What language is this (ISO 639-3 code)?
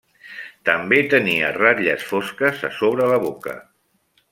cat